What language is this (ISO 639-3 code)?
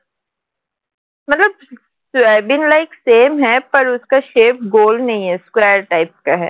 ben